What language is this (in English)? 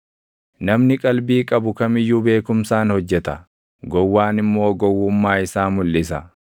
Oromo